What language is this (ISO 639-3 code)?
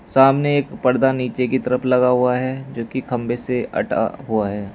hin